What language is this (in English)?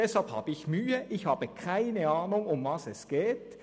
Swiss German